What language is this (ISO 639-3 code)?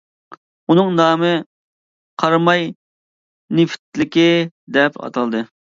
uig